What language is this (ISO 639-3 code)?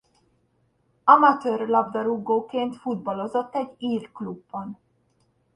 hun